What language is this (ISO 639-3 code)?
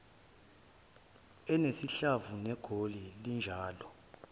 zul